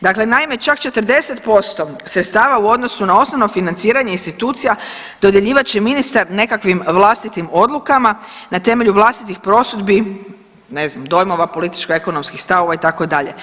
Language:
Croatian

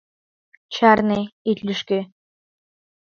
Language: Mari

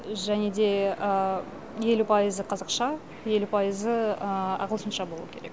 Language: Kazakh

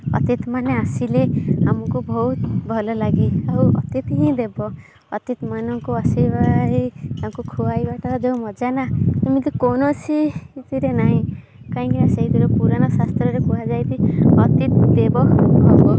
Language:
Odia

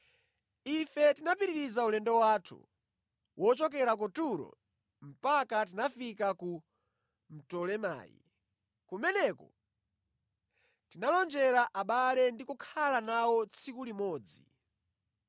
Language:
Nyanja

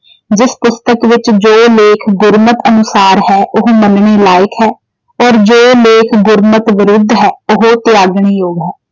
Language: Punjabi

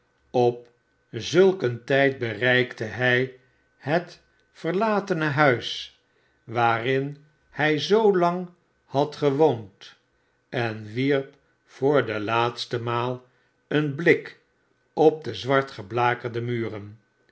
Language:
Dutch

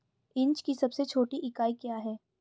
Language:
Hindi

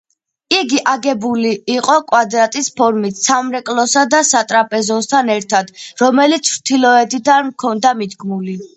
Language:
Georgian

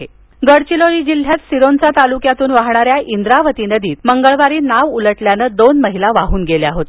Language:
Marathi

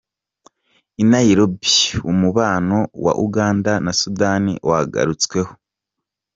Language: Kinyarwanda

